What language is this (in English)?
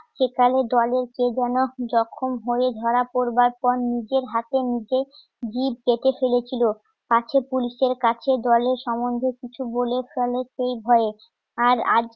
Bangla